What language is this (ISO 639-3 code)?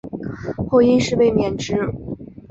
zho